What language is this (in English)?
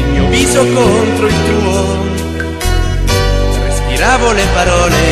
Italian